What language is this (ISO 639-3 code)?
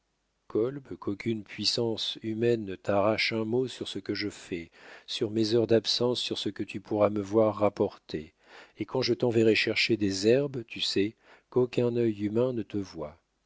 fra